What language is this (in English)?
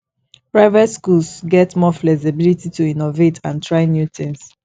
Nigerian Pidgin